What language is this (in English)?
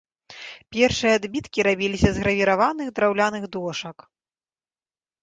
Belarusian